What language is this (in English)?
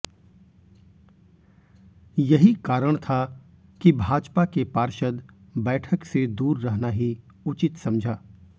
Hindi